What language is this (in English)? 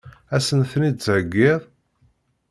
Kabyle